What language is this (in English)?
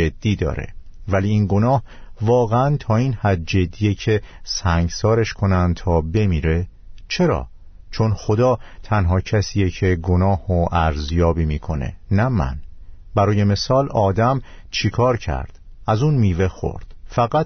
Persian